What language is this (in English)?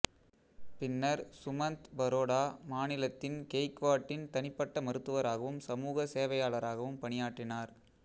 Tamil